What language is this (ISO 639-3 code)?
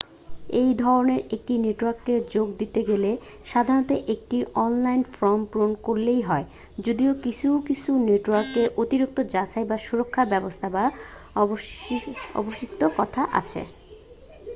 ben